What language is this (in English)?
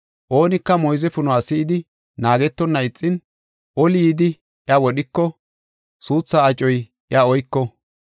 Gofa